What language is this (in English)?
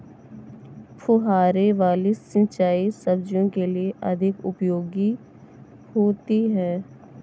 Hindi